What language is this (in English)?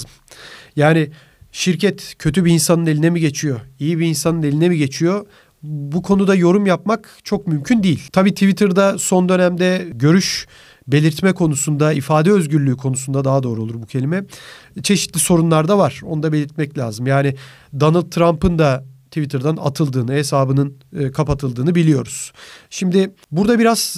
Turkish